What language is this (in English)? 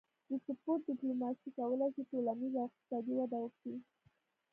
Pashto